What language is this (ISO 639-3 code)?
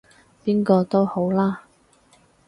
yue